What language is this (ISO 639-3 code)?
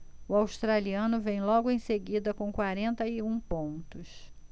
por